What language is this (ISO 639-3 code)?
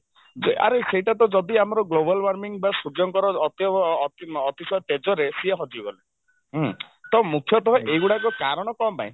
ori